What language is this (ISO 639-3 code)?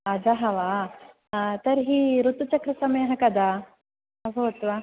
san